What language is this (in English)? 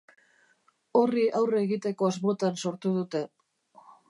Basque